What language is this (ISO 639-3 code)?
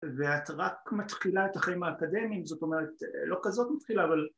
heb